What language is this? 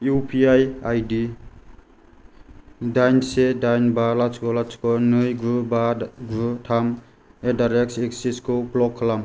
Bodo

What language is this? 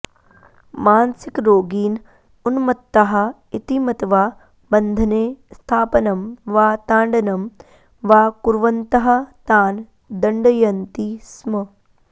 Sanskrit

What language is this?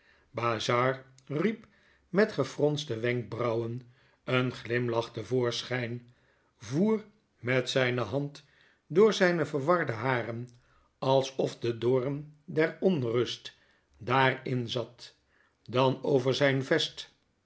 Dutch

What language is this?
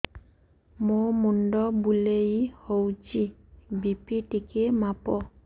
Odia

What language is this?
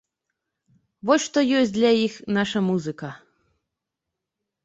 Belarusian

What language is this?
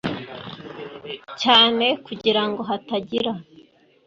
Kinyarwanda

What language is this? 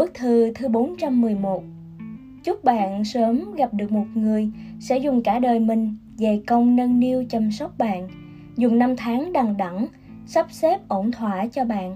Vietnamese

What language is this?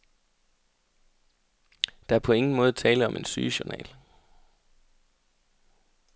Danish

